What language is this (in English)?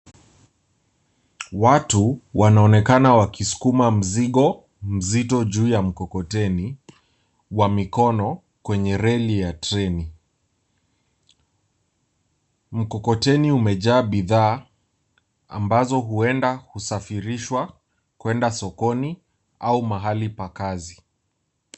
Swahili